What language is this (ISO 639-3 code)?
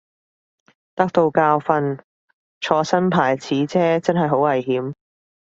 yue